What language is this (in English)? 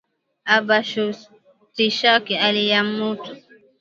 Swahili